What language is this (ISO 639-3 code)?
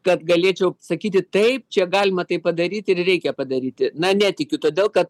lit